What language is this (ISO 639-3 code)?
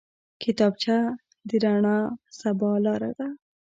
pus